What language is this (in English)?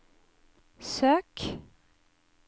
Norwegian